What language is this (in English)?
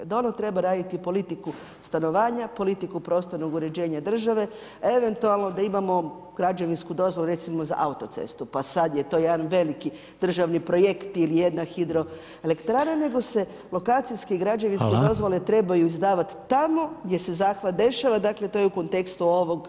Croatian